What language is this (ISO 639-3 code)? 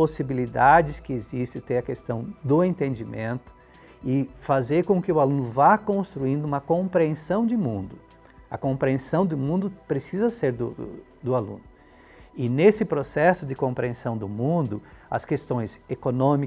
por